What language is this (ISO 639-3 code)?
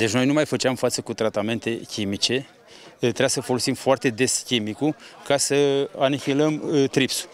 ron